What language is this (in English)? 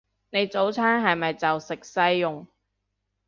Cantonese